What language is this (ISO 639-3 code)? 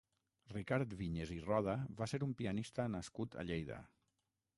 cat